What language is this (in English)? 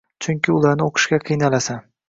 Uzbek